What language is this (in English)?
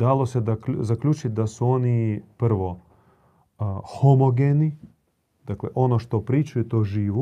Croatian